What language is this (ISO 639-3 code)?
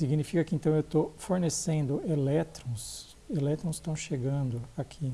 por